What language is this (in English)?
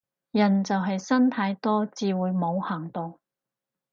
Cantonese